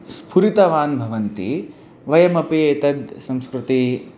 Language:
Sanskrit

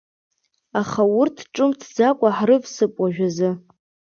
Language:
Abkhazian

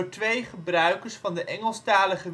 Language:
Dutch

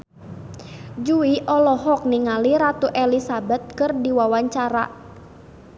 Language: Sundanese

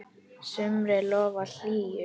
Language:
Icelandic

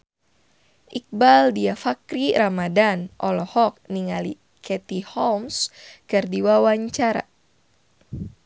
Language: Sundanese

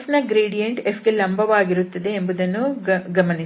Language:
Kannada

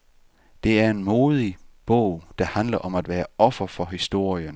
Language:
Danish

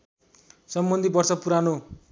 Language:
Nepali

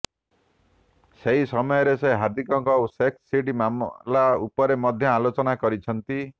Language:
Odia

